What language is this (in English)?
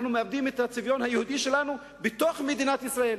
Hebrew